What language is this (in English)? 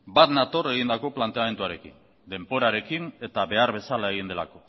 Basque